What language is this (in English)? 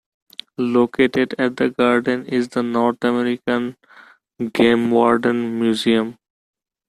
English